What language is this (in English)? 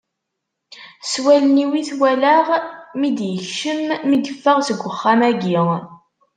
Kabyle